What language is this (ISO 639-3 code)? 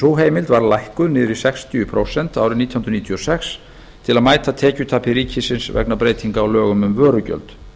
isl